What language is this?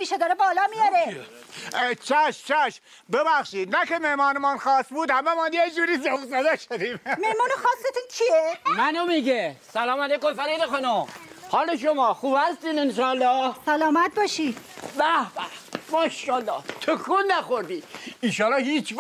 Persian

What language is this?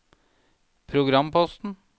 Norwegian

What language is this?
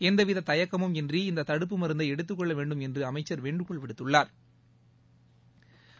Tamil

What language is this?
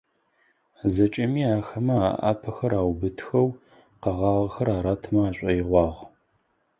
Adyghe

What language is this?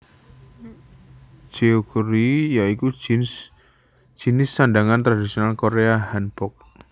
Javanese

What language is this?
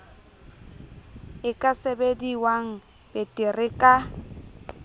Southern Sotho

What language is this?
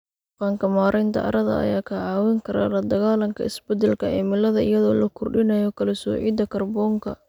Somali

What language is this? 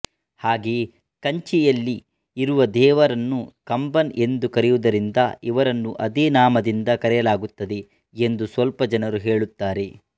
Kannada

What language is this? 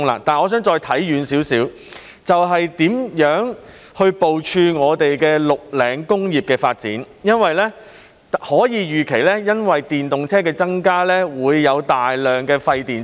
Cantonese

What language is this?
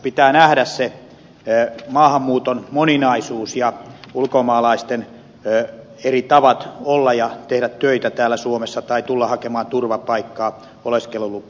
Finnish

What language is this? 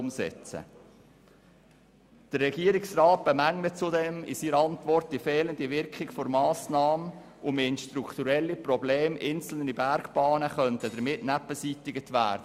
Swiss German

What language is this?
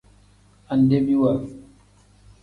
Tem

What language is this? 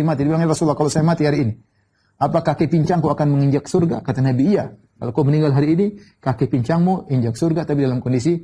Indonesian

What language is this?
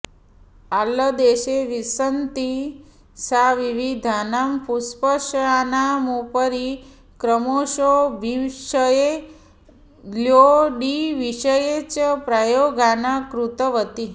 Sanskrit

